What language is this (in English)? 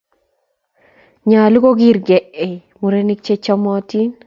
Kalenjin